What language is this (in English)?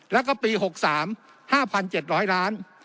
Thai